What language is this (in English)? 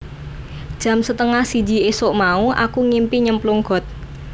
Javanese